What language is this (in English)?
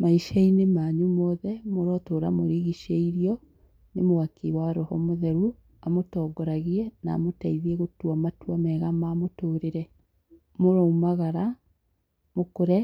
Kikuyu